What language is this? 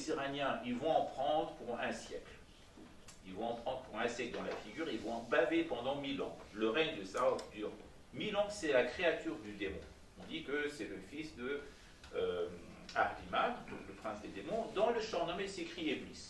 French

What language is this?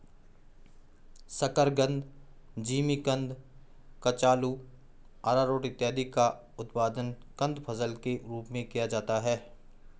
Hindi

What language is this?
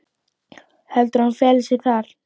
Icelandic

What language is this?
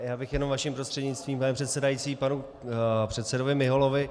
Czech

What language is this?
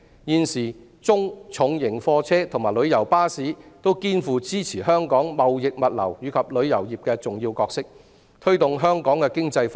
Cantonese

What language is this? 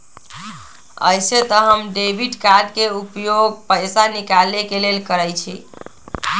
Magahi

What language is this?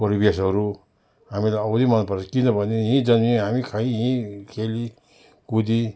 Nepali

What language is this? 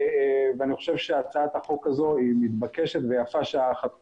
Hebrew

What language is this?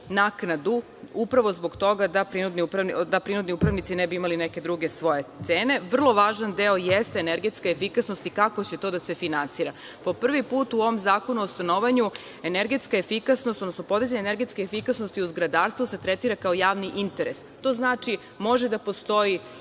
Serbian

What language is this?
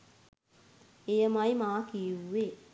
Sinhala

